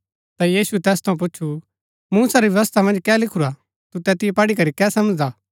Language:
Gaddi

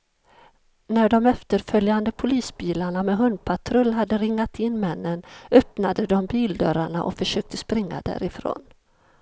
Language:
Swedish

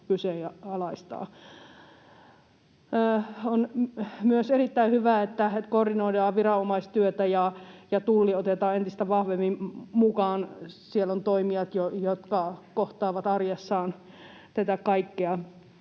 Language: Finnish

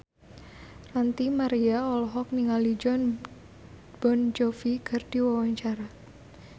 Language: Sundanese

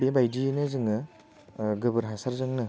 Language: Bodo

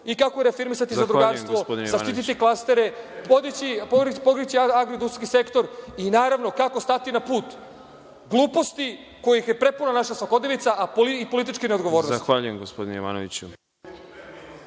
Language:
Serbian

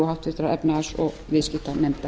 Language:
Icelandic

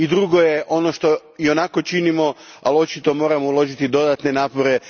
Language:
Croatian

